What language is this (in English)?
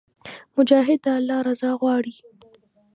Pashto